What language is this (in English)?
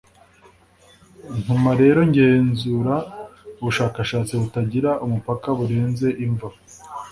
Kinyarwanda